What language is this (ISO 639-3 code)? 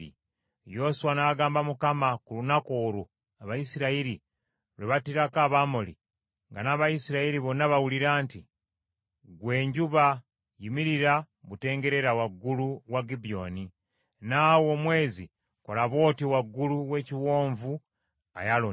lug